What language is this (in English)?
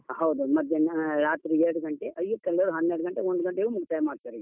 Kannada